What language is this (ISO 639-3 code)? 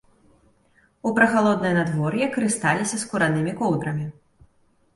bel